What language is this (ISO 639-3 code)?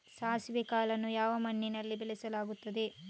kan